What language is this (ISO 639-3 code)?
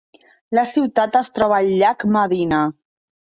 cat